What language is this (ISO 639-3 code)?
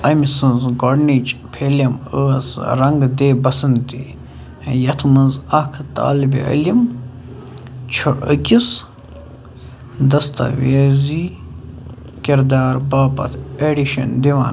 kas